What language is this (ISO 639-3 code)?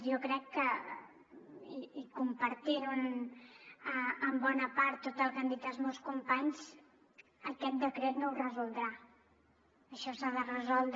cat